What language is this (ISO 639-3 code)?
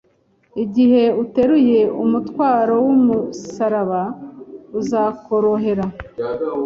kin